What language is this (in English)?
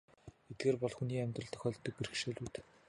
Mongolian